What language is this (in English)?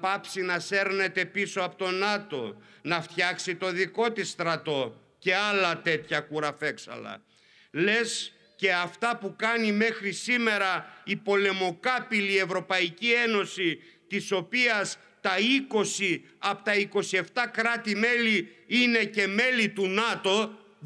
Greek